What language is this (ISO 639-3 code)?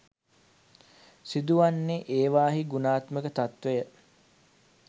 sin